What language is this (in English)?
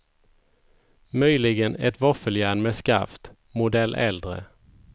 Swedish